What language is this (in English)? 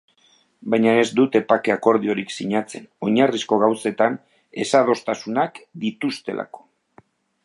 Basque